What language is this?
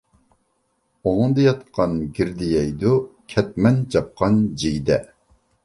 Uyghur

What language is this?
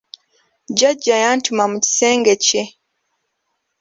Ganda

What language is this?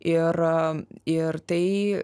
Lithuanian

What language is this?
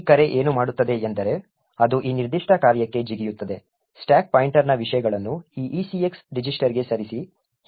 Kannada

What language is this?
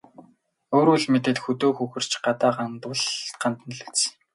Mongolian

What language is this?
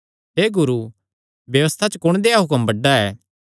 Kangri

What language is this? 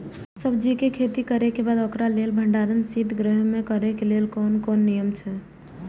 Maithili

